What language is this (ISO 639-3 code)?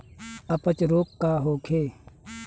bho